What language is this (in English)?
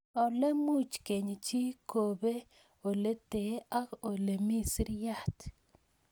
Kalenjin